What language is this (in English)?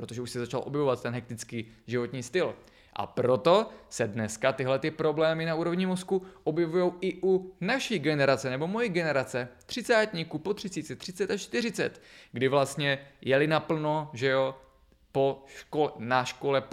Czech